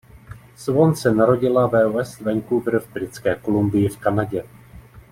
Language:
Czech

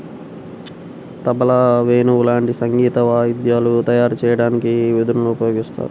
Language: Telugu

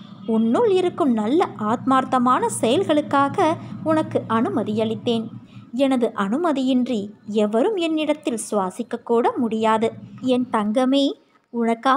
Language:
Romanian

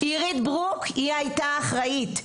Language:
Hebrew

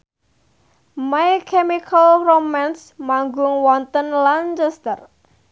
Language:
Javanese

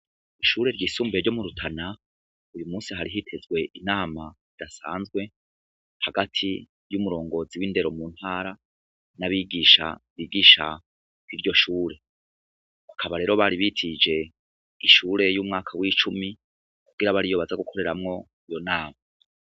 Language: Rundi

